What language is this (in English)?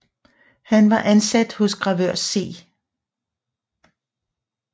Danish